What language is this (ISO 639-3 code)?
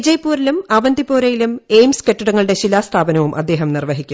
mal